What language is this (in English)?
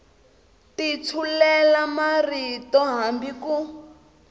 Tsonga